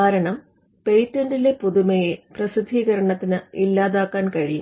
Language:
Malayalam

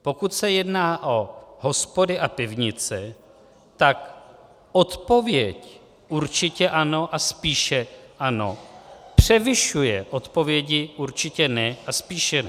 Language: Czech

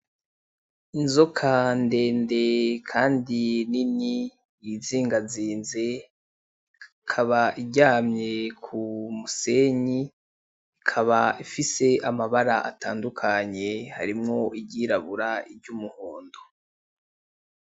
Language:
Rundi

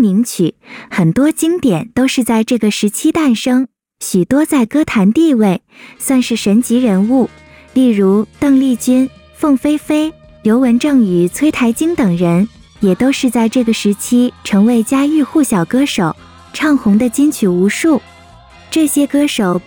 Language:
Chinese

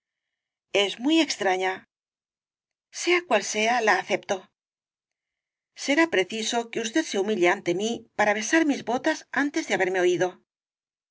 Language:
Spanish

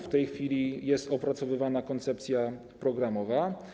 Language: Polish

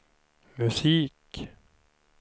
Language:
Swedish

